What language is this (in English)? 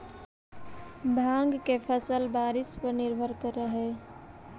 Magahi